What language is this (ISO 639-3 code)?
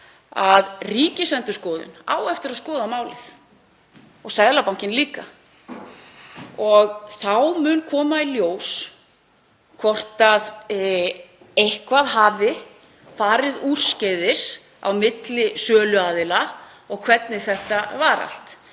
isl